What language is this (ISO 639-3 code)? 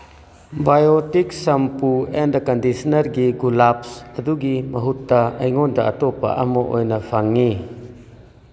mni